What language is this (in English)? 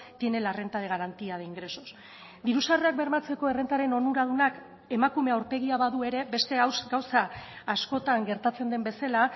Basque